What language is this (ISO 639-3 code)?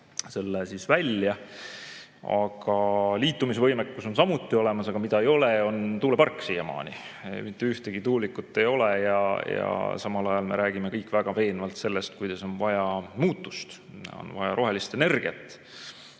est